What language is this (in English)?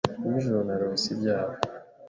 Kinyarwanda